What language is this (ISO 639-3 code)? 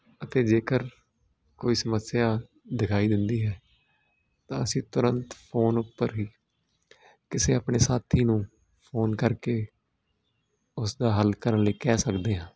pan